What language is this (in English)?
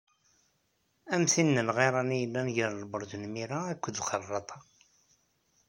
Kabyle